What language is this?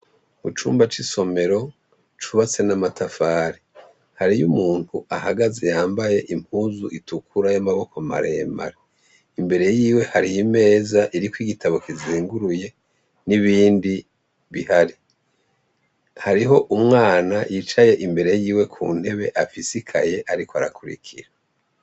Rundi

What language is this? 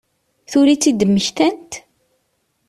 Kabyle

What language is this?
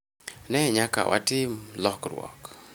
Luo (Kenya and Tanzania)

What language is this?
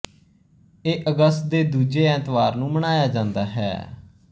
Punjabi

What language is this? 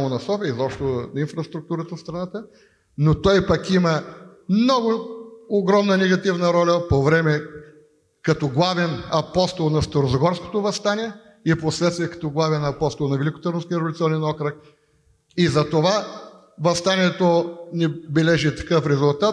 Bulgarian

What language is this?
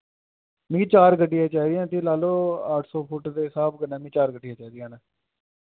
Dogri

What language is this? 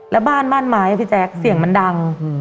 Thai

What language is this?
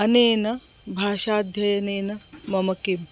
Sanskrit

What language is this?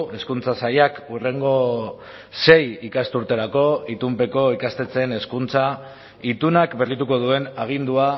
Basque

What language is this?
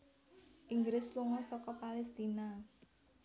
Javanese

